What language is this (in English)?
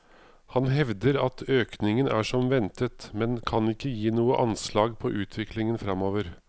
Norwegian